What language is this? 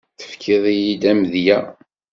Kabyle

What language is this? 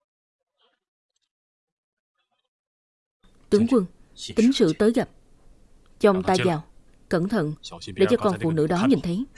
Vietnamese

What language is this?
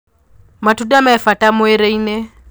Kikuyu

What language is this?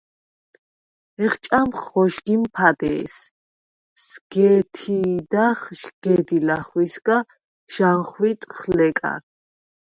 Svan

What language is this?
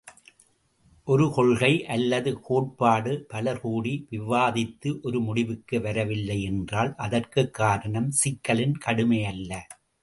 Tamil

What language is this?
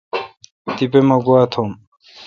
Kalkoti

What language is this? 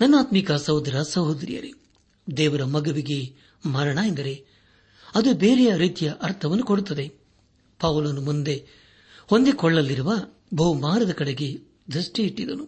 Kannada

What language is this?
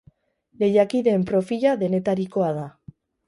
Basque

